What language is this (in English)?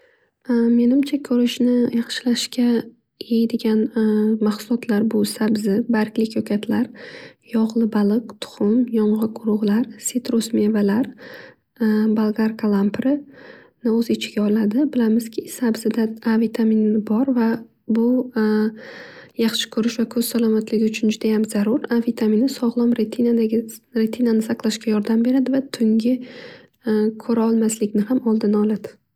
Uzbek